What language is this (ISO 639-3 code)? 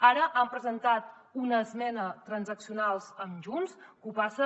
cat